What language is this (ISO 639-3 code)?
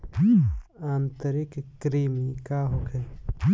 bho